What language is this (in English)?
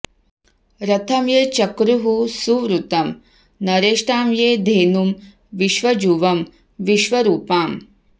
Sanskrit